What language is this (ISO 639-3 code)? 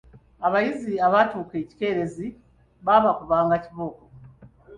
lug